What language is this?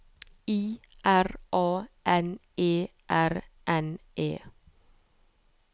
Norwegian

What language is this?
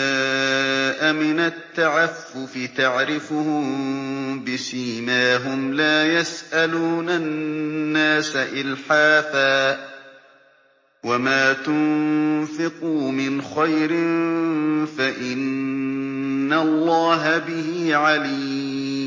Arabic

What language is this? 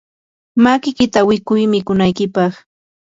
Yanahuanca Pasco Quechua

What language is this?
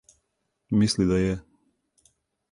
Serbian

